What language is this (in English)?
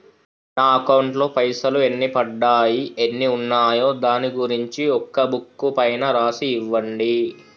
Telugu